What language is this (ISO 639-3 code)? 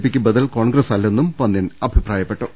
mal